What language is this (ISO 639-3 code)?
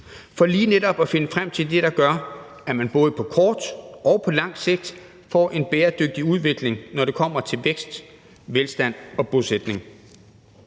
dan